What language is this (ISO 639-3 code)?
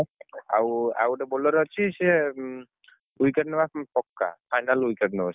ori